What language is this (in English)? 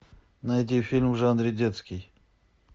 Russian